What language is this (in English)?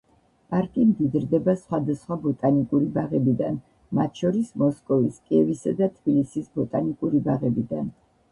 Georgian